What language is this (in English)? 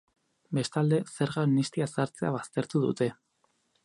Basque